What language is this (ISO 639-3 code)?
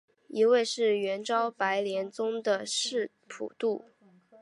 zho